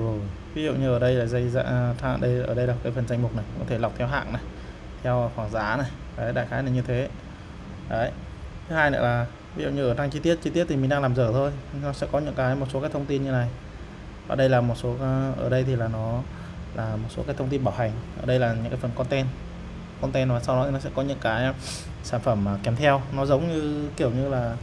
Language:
Vietnamese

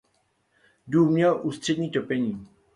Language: Czech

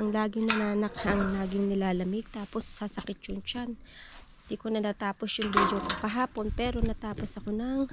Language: Filipino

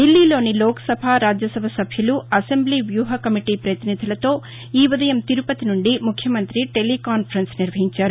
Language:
Telugu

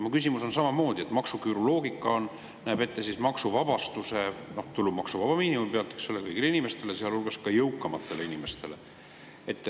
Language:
Estonian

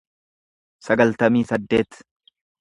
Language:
Oromo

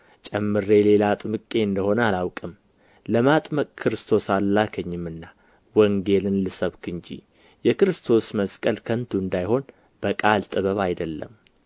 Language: Amharic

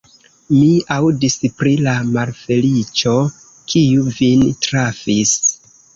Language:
Esperanto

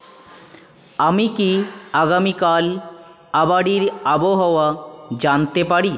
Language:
Bangla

